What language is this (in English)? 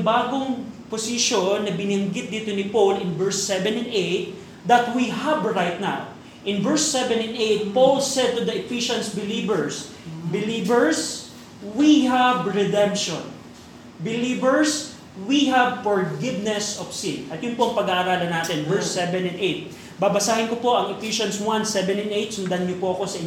Filipino